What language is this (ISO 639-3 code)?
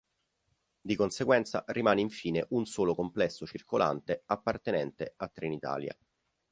ita